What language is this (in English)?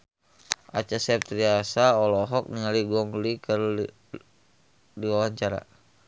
Sundanese